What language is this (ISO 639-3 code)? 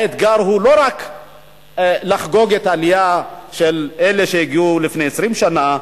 heb